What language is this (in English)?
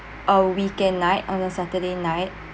English